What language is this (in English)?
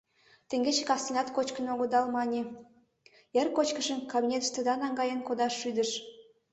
Mari